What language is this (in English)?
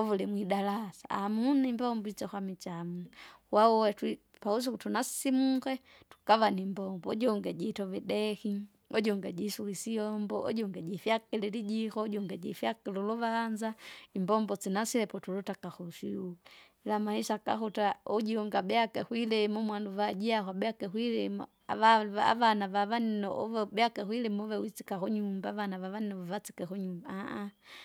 Kinga